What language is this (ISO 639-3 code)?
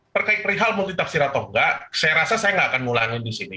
ind